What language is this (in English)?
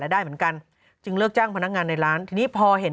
Thai